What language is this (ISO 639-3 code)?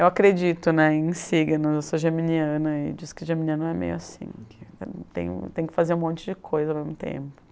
por